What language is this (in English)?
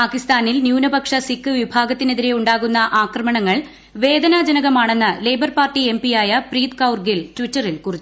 Malayalam